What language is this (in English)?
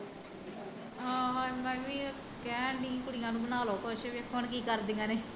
Punjabi